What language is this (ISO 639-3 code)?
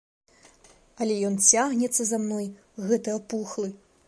bel